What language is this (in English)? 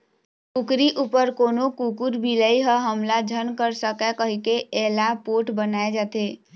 Chhattisgarhi